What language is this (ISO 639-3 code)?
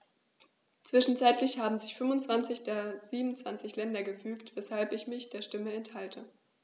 deu